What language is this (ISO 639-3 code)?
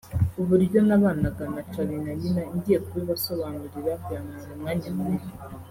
kin